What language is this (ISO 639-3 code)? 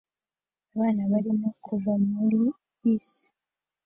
kin